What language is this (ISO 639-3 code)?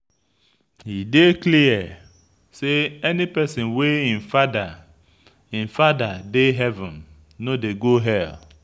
pcm